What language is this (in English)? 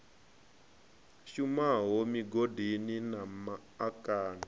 Venda